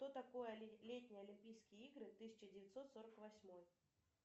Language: Russian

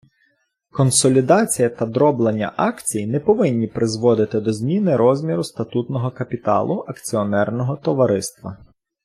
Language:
Ukrainian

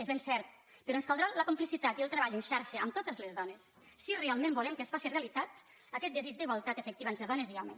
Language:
Catalan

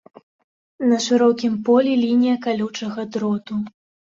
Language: Belarusian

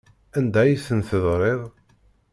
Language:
Kabyle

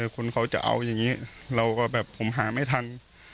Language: Thai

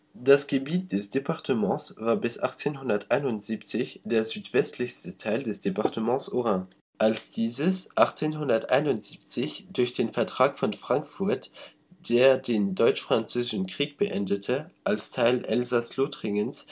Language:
German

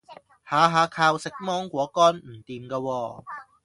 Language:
Cantonese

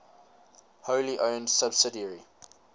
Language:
English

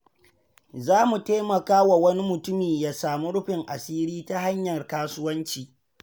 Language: Hausa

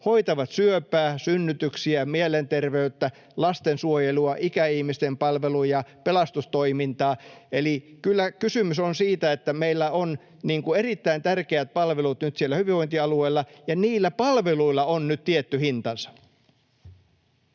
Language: Finnish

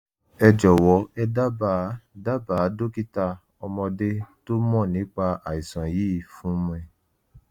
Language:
Yoruba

